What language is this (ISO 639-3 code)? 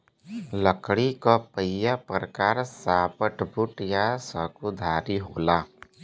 bho